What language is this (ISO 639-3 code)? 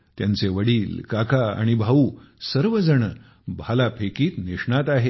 mar